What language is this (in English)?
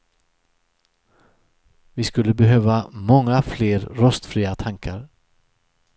Swedish